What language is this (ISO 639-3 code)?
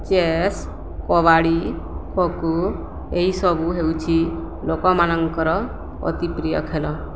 ori